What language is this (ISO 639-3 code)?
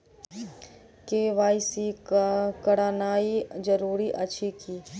mai